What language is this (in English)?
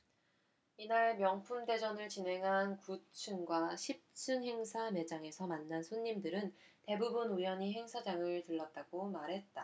Korean